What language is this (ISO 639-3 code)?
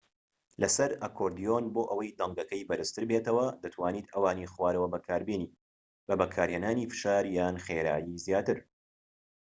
ckb